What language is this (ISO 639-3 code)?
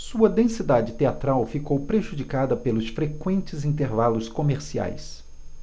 por